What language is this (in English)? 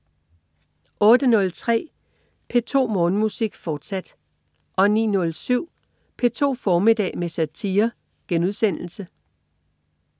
Danish